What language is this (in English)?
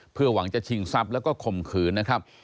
Thai